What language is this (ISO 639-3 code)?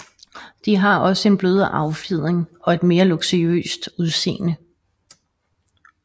dan